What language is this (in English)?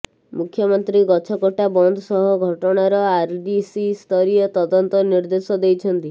Odia